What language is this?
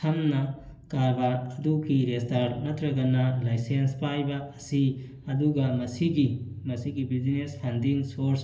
Manipuri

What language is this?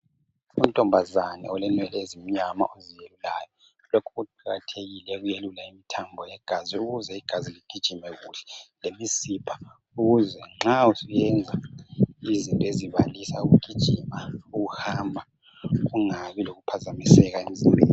North Ndebele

